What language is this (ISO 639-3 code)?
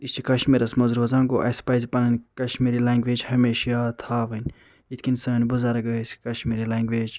kas